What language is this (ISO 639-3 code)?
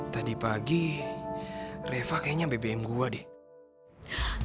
ind